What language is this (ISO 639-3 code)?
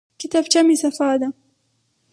pus